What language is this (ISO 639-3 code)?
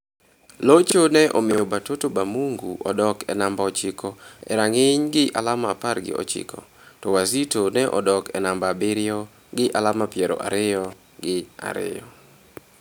luo